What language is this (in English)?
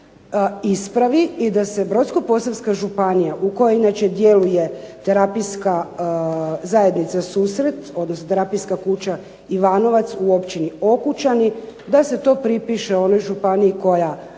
Croatian